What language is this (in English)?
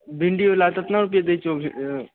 Maithili